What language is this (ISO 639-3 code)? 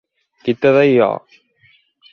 glg